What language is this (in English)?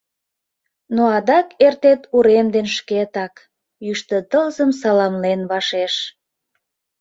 Mari